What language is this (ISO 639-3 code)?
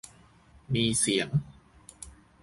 tha